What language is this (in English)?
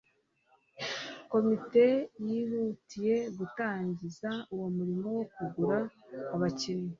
Kinyarwanda